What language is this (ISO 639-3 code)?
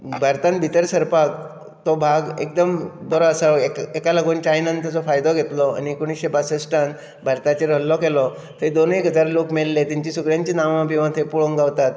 kok